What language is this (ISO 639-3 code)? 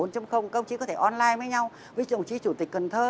vie